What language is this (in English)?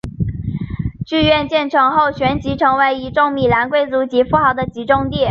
Chinese